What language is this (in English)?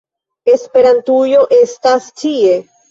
Esperanto